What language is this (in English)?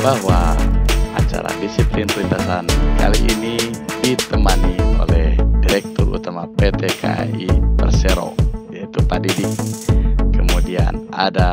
Indonesian